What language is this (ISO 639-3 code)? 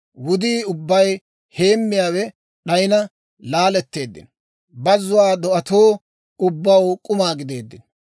dwr